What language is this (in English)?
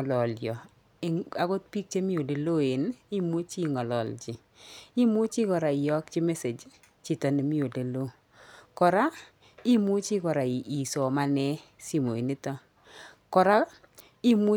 Kalenjin